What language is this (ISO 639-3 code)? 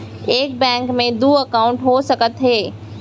hne